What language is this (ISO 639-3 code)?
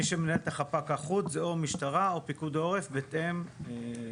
heb